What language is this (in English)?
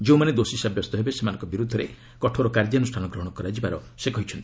Odia